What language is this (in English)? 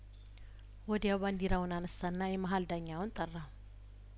Amharic